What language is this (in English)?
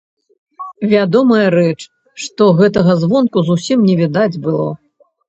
Belarusian